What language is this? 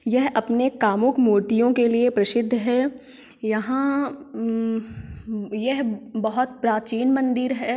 Hindi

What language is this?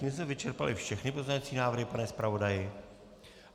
Czech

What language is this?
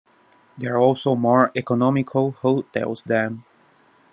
English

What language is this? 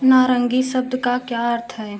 Hindi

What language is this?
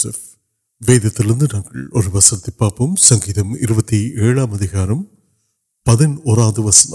Urdu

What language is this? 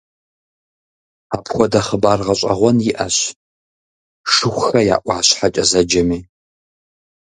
Kabardian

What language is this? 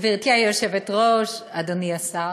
Hebrew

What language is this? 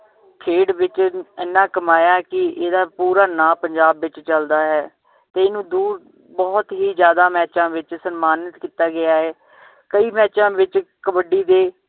Punjabi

